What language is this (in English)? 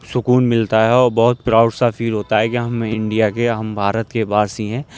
Urdu